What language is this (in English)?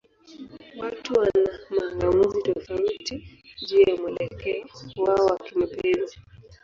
Swahili